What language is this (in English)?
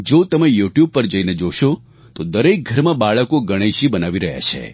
Gujarati